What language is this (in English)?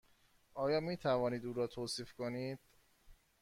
Persian